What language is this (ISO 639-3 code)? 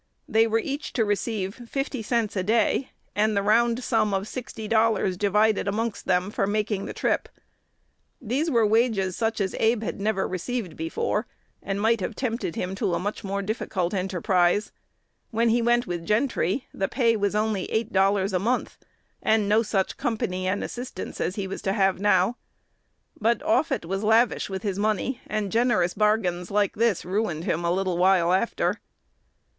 eng